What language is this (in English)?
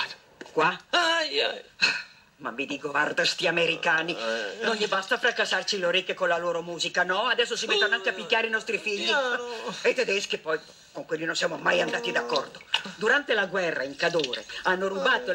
Italian